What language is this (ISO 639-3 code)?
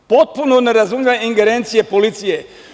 srp